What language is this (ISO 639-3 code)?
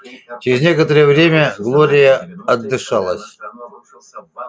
rus